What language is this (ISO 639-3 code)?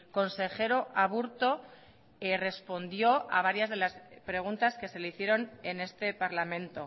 spa